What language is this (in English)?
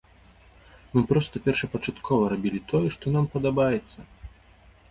Belarusian